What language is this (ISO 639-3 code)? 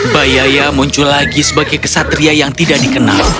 ind